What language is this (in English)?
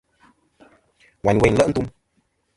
Kom